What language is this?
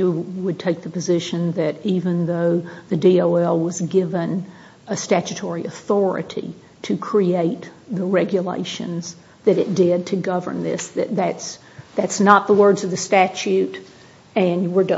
English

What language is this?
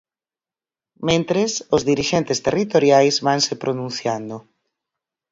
Galician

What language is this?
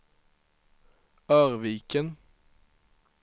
Swedish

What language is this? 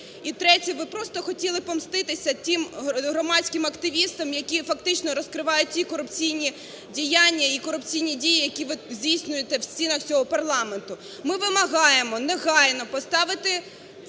Ukrainian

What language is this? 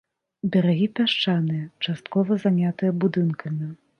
Belarusian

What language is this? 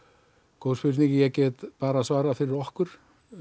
Icelandic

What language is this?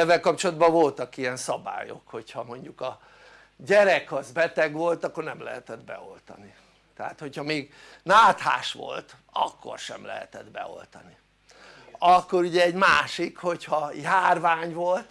Hungarian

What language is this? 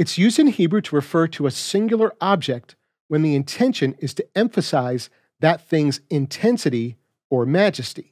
English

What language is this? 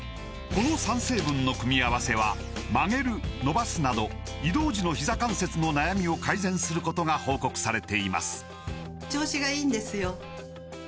Japanese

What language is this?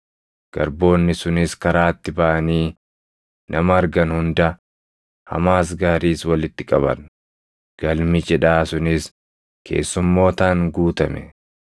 Oromo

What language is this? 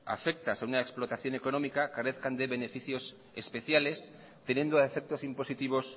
Spanish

